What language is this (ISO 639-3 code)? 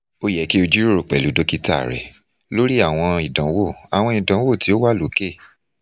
yor